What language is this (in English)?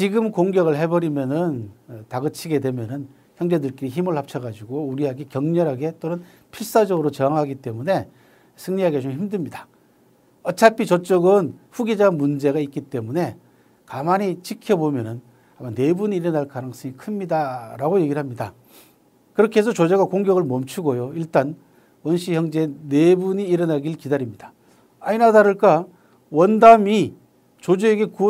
Korean